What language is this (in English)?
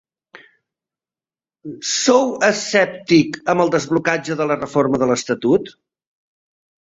Catalan